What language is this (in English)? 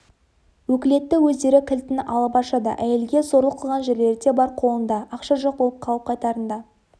Kazakh